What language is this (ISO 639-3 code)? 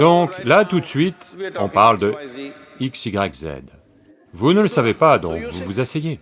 fra